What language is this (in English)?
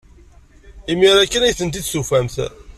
Kabyle